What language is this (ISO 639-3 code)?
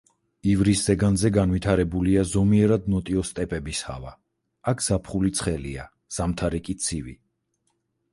kat